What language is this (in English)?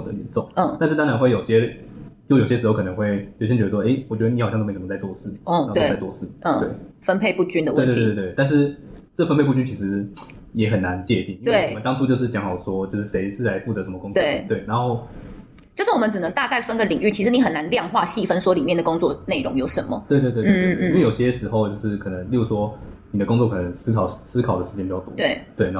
Chinese